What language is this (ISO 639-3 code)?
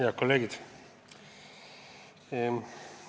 est